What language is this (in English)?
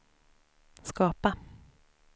Swedish